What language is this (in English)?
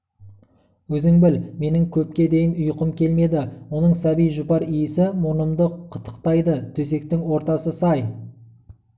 Kazakh